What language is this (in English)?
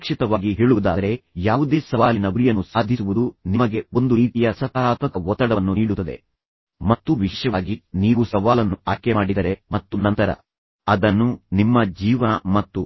Kannada